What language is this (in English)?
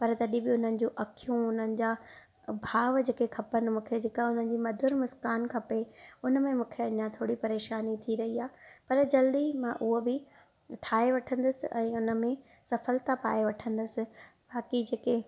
Sindhi